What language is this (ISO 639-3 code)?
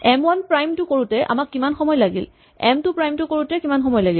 asm